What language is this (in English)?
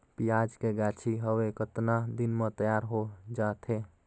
Chhattisgarhi